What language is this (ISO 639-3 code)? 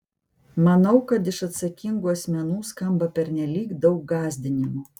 lit